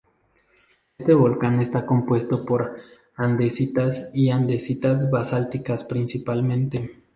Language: Spanish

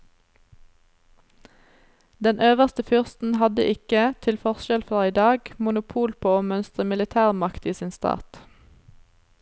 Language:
Norwegian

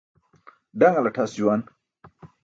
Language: Burushaski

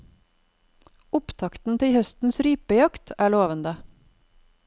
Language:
Norwegian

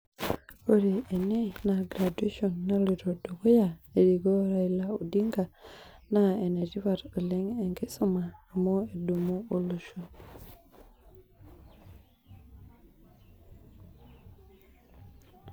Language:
Masai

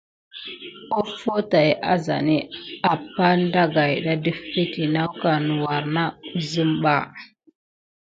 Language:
Gidar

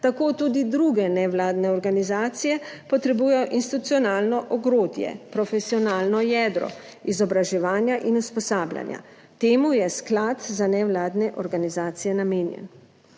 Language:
Slovenian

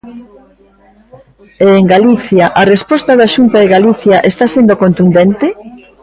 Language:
Galician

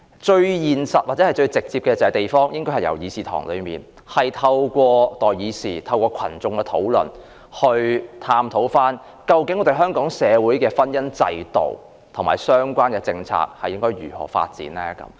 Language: Cantonese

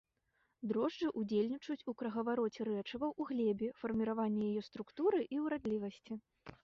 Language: Belarusian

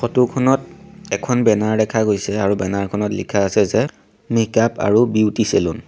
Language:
Assamese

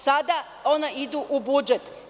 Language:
Serbian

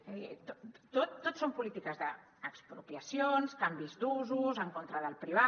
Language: Catalan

